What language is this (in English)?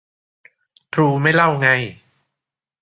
Thai